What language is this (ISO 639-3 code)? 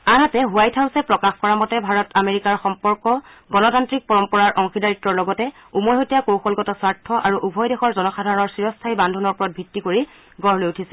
asm